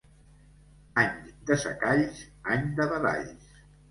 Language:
Catalan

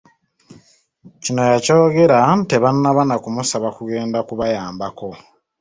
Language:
Ganda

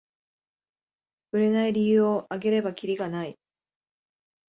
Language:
Japanese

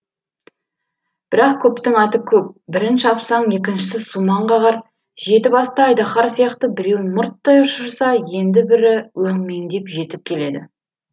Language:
Kazakh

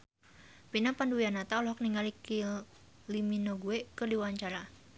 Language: Sundanese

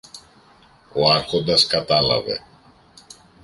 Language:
Greek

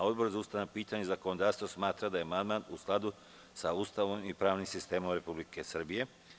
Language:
Serbian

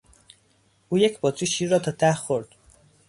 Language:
Persian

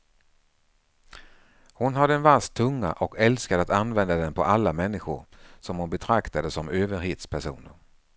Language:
Swedish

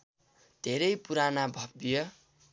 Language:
Nepali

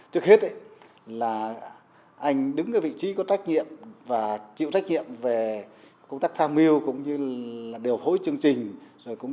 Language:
Vietnamese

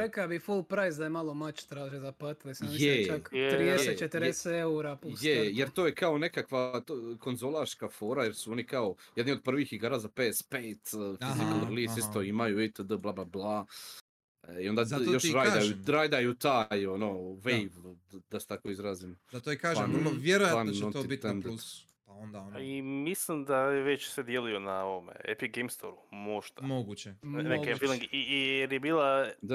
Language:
Croatian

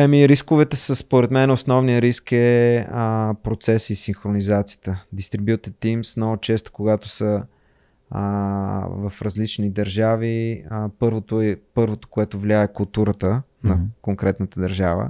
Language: Bulgarian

